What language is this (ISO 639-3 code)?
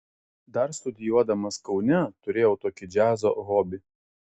lit